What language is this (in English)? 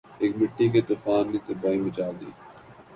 Urdu